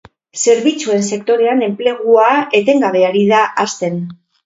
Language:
Basque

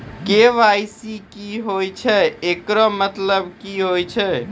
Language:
Maithili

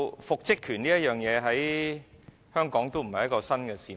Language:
Cantonese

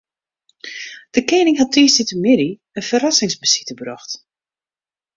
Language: Western Frisian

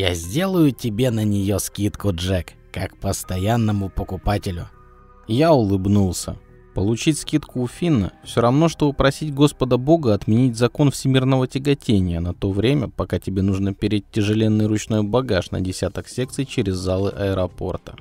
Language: Russian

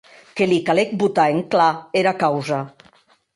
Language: Occitan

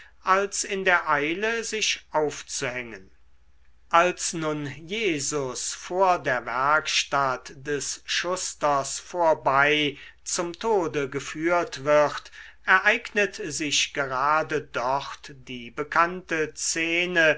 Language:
German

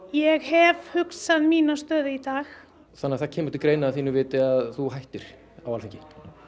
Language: Icelandic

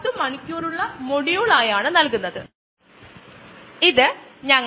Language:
Malayalam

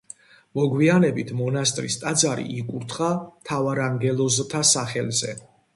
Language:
Georgian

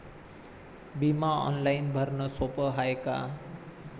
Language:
Marathi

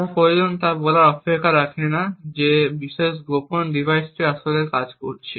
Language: Bangla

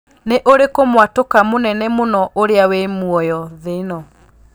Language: Kikuyu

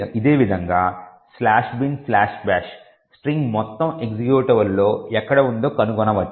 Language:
Telugu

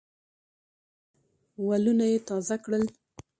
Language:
Pashto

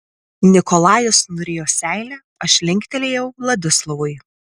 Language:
Lithuanian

